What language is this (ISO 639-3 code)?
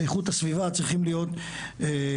heb